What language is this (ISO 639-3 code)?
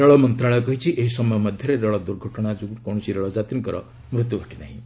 ori